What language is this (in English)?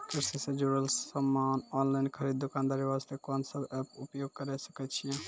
Maithili